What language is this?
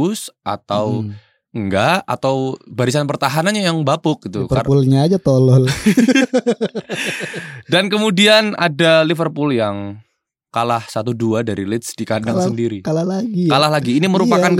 Indonesian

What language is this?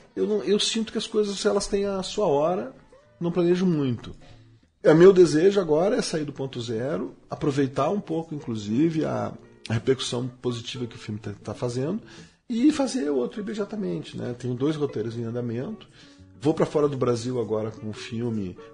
Portuguese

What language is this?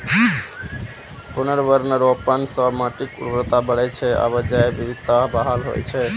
Maithili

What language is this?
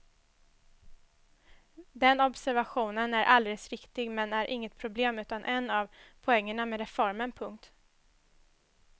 Swedish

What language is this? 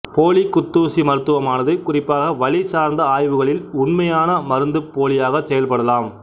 Tamil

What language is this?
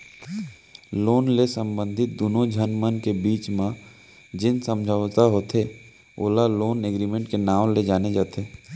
Chhattisgarhi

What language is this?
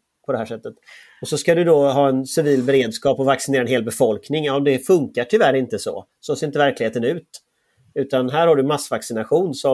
Swedish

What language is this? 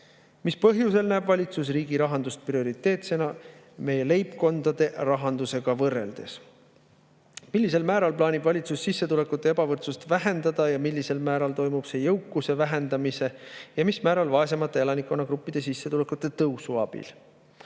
Estonian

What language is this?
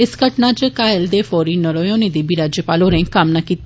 Dogri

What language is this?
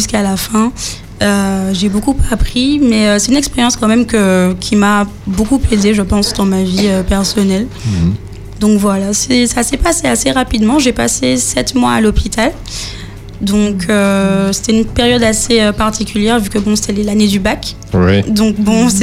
French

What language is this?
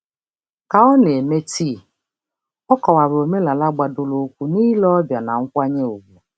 Igbo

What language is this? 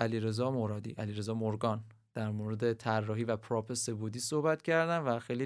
Persian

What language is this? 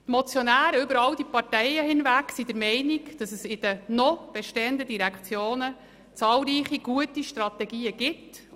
Swiss German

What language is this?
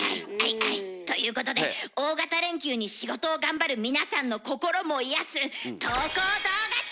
Japanese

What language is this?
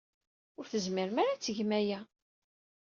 Kabyle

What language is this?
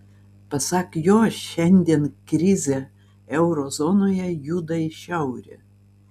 Lithuanian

